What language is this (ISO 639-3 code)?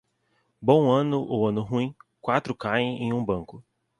por